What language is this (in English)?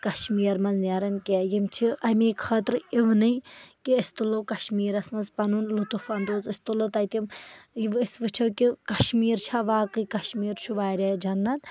Kashmiri